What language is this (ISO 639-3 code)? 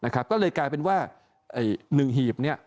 tha